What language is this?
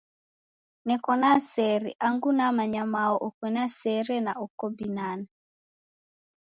Taita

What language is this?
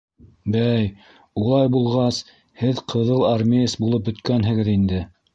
Bashkir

